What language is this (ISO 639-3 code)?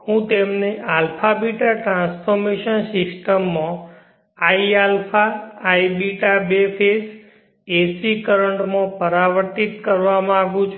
guj